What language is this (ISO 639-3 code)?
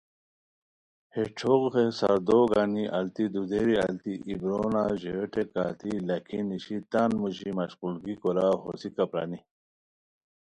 khw